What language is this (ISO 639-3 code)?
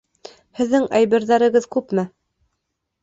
bak